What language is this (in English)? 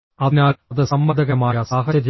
Malayalam